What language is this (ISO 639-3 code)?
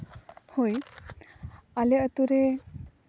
sat